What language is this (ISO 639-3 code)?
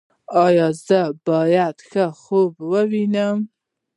pus